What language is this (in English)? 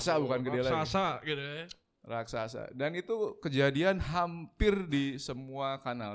Indonesian